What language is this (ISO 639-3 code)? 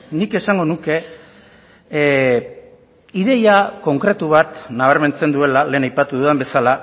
eus